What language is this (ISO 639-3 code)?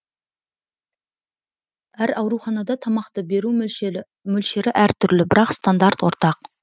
kaz